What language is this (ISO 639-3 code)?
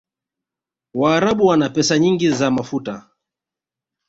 swa